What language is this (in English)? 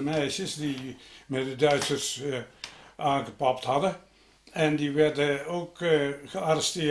Dutch